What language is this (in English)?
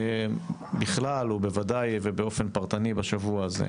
Hebrew